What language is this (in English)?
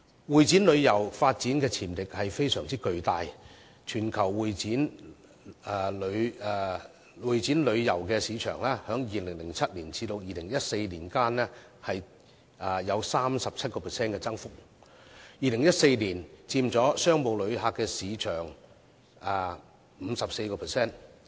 Cantonese